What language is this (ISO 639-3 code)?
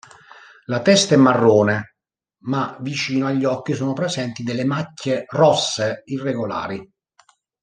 ita